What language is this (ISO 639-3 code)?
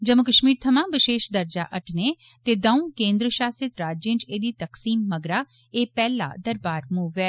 doi